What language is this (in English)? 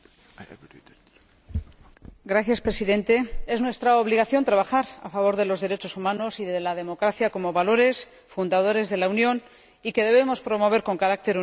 Spanish